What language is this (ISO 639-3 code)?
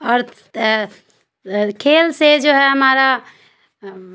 urd